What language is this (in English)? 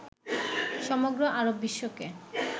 Bangla